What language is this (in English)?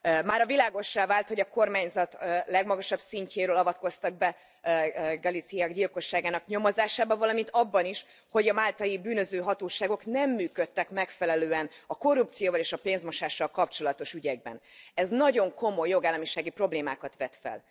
Hungarian